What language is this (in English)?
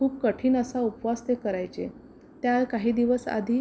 Marathi